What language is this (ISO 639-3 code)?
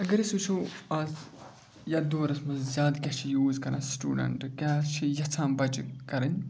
kas